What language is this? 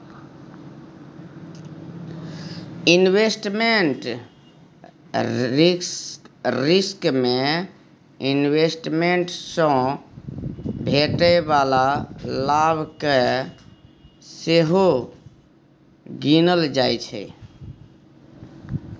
Maithili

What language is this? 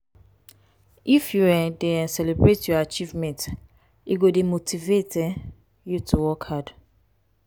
Nigerian Pidgin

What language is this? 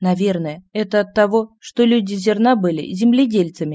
Russian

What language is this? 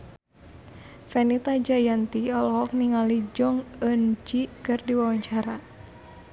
Sundanese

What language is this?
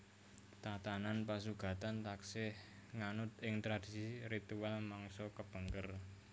Javanese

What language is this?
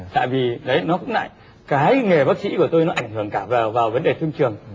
Vietnamese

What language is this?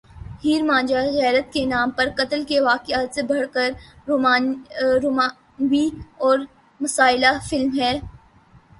Urdu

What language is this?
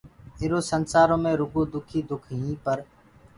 Gurgula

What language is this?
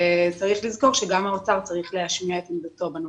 Hebrew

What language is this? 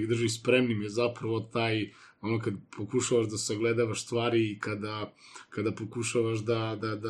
Croatian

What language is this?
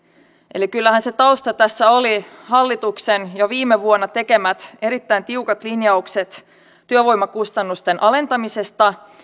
Finnish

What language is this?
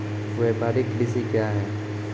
Maithili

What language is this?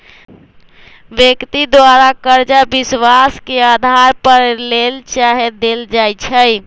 Magahi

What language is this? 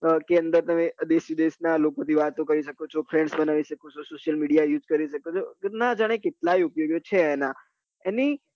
Gujarati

